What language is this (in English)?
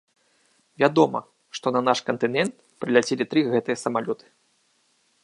Belarusian